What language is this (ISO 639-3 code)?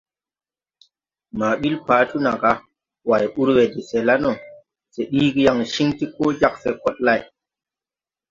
tui